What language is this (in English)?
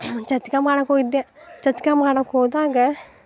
Kannada